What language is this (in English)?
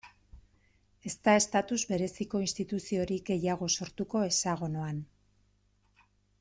Basque